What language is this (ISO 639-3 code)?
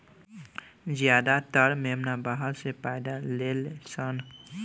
bho